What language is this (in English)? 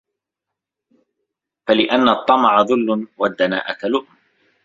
Arabic